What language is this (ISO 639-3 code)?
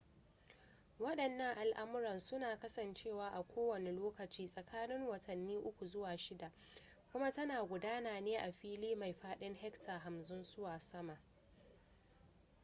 hau